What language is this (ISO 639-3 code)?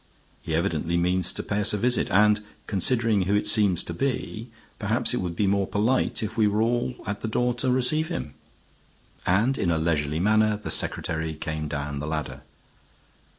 eng